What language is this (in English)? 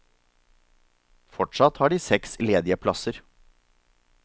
Norwegian